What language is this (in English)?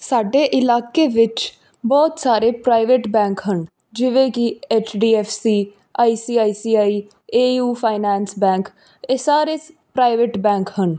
Punjabi